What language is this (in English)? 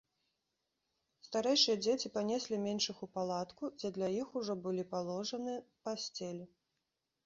Belarusian